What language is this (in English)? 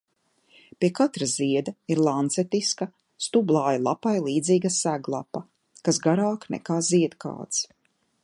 Latvian